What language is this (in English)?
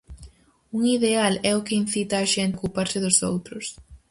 Galician